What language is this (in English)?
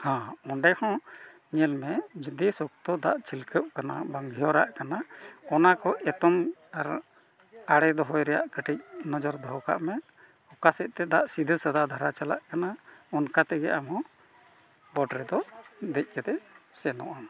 Santali